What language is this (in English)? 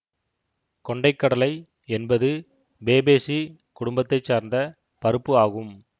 Tamil